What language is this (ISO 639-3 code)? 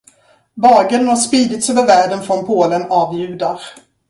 swe